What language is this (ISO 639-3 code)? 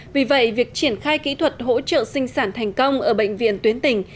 vie